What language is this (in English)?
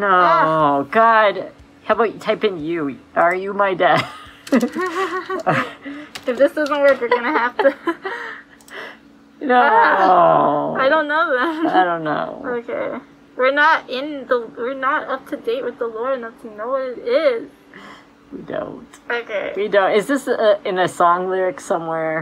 English